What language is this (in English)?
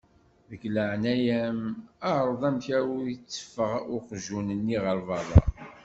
Kabyle